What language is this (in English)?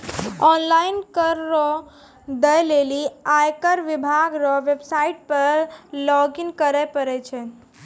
Maithili